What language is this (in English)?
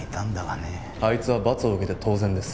Japanese